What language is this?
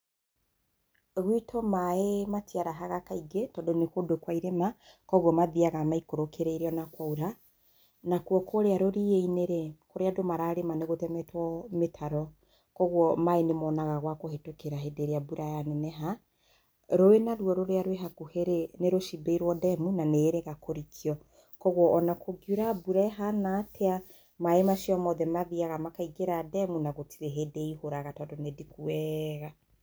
Kikuyu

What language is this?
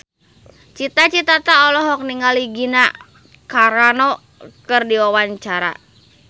Sundanese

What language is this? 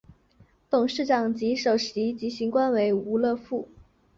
Chinese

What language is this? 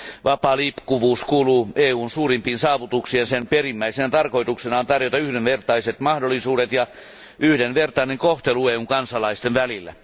Finnish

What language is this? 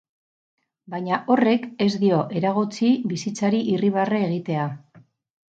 Basque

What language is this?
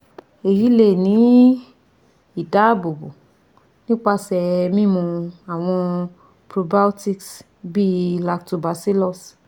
Yoruba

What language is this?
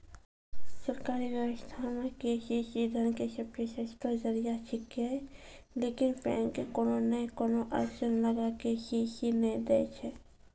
Maithili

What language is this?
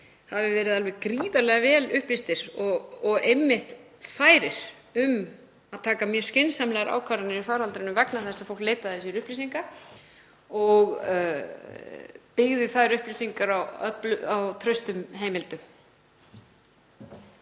Icelandic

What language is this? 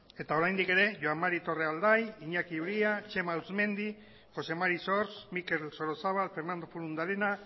Basque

